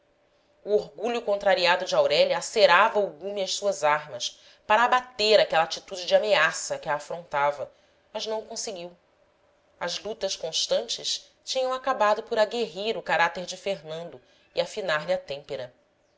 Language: Portuguese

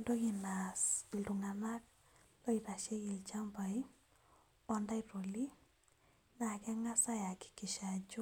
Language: Masai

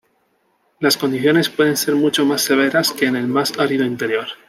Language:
Spanish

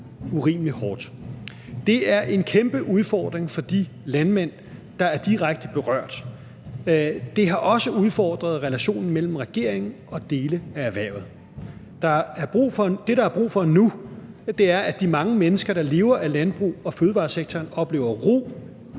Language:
Danish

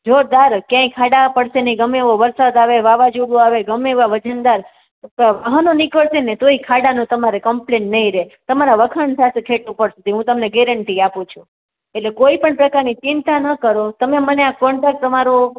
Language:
Gujarati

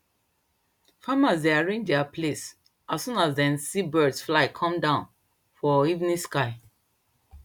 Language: Nigerian Pidgin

